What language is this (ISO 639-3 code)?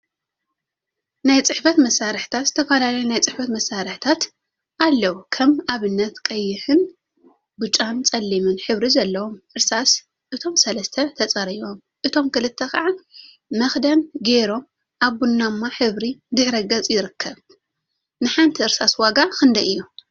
tir